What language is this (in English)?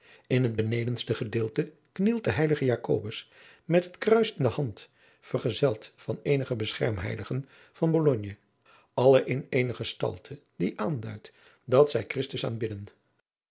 Dutch